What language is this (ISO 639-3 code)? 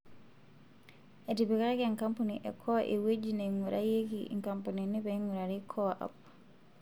mas